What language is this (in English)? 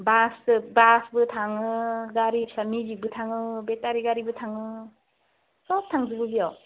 Bodo